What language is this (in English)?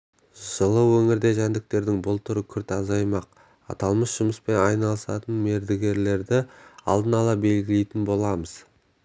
Kazakh